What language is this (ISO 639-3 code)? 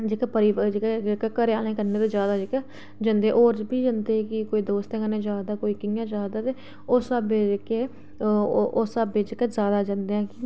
doi